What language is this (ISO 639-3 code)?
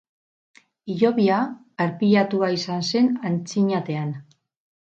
eus